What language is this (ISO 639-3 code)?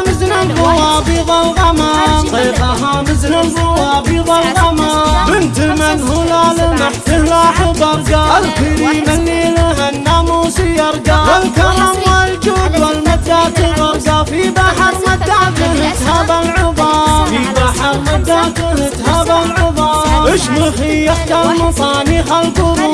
ara